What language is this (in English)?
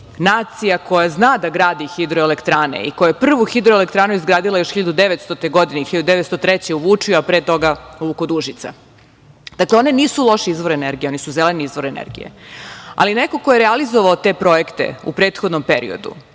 Serbian